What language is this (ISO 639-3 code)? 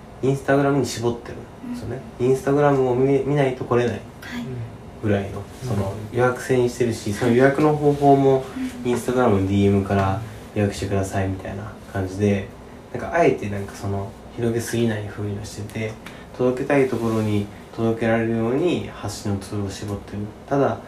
jpn